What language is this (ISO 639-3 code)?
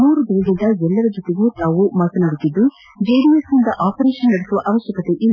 kan